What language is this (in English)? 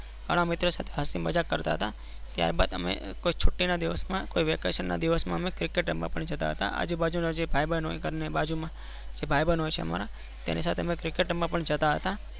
Gujarati